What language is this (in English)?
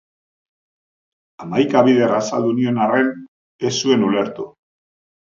Basque